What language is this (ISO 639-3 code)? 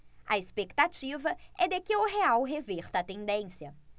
por